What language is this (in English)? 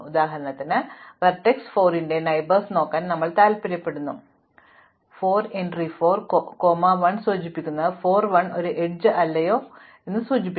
Malayalam